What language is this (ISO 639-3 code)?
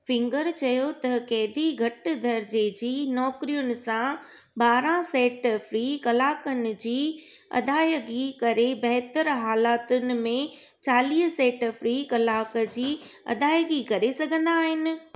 snd